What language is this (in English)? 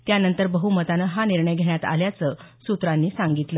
Marathi